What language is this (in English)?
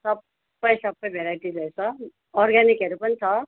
Nepali